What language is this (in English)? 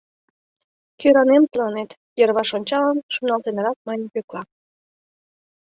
Mari